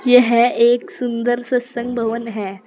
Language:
Hindi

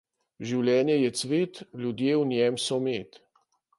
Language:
Slovenian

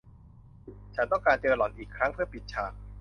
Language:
Thai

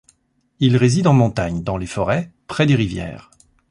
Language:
French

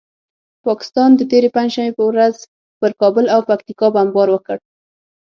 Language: Pashto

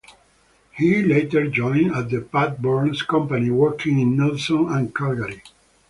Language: English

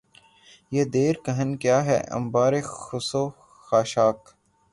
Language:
Urdu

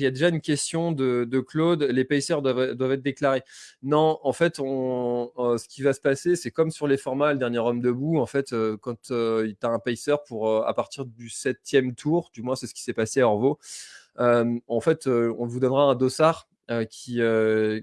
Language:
French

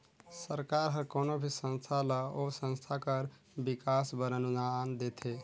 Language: Chhattisgarhi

